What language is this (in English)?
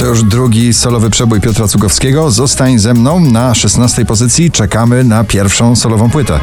Polish